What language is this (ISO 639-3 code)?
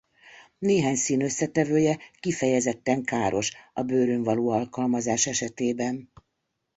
hun